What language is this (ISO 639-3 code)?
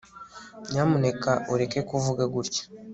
kin